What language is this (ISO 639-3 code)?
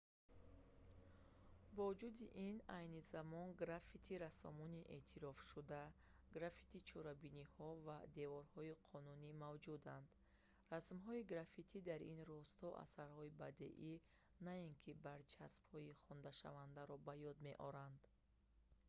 tgk